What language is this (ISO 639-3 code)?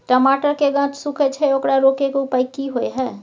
mai